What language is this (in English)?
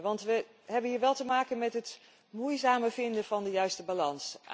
Dutch